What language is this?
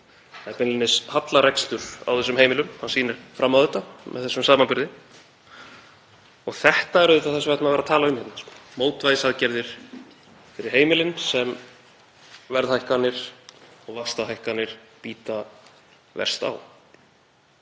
Icelandic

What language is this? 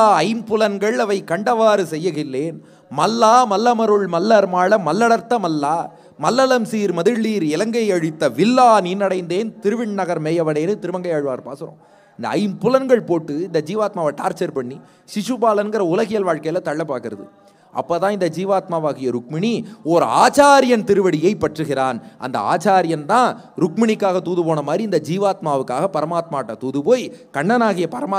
Hindi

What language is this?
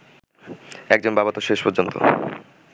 Bangla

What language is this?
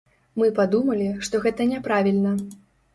Belarusian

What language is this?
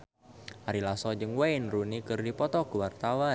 Sundanese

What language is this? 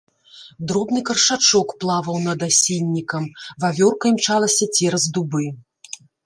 Belarusian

